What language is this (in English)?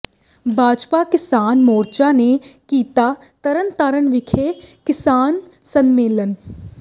Punjabi